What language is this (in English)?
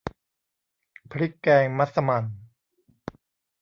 Thai